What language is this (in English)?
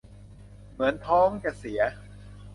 Thai